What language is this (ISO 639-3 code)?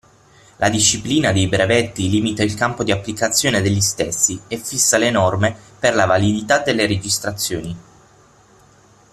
ita